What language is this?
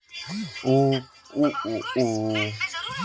Bhojpuri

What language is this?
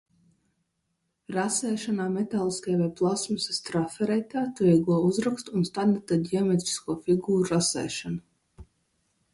Latvian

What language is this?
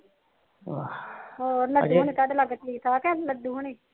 Punjabi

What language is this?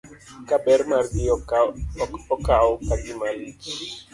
Luo (Kenya and Tanzania)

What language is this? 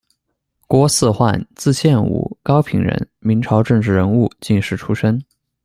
Chinese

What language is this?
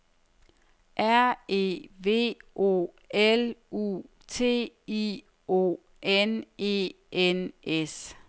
Danish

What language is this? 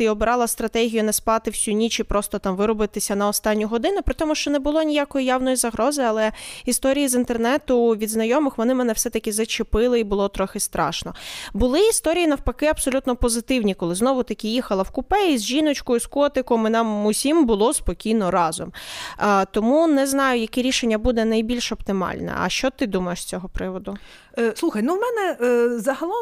Ukrainian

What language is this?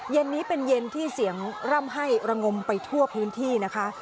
Thai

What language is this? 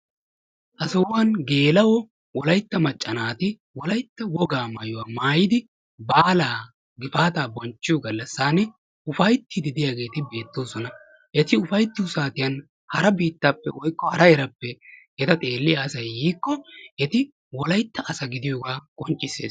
Wolaytta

